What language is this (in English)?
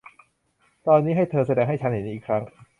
Thai